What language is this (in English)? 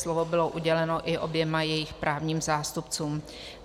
Czech